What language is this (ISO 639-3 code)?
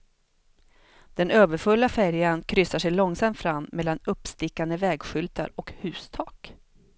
swe